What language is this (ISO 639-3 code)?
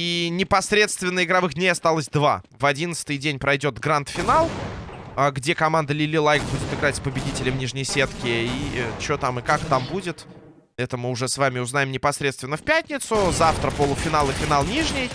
rus